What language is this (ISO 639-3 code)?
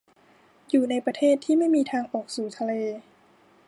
tha